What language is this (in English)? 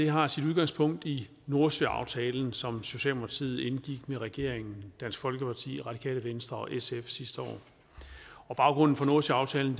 Danish